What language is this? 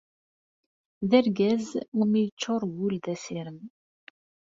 Kabyle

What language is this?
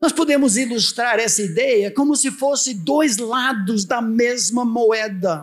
Portuguese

